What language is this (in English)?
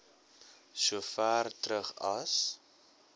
Afrikaans